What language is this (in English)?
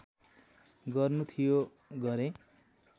Nepali